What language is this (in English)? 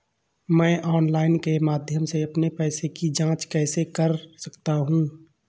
Hindi